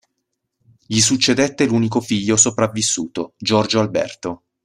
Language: Italian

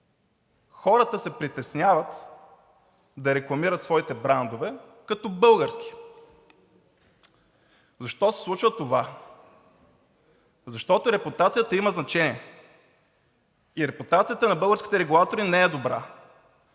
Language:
Bulgarian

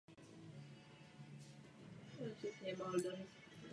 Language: Czech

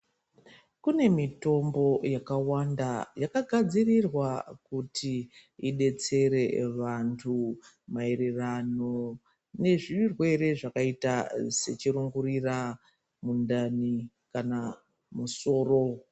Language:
Ndau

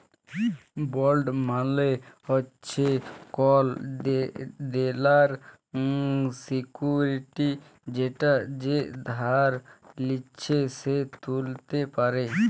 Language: Bangla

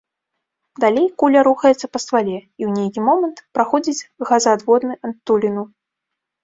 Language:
Belarusian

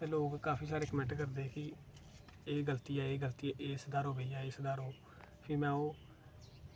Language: Dogri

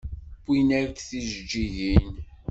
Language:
Kabyle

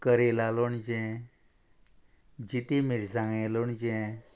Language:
Konkani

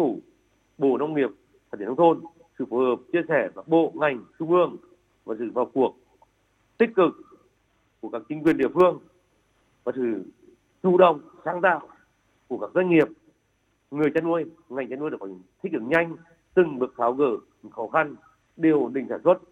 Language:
Vietnamese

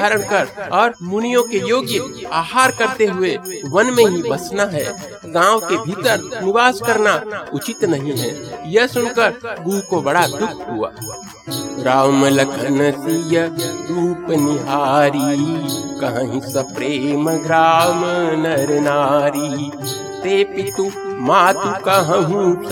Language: Hindi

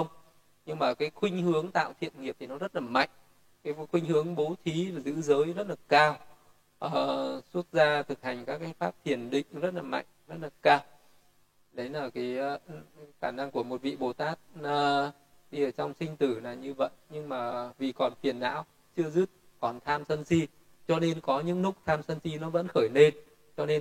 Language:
Vietnamese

